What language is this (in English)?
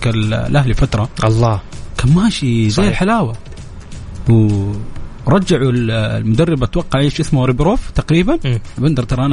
Arabic